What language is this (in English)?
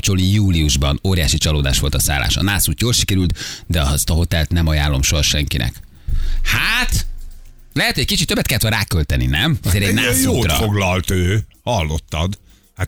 Hungarian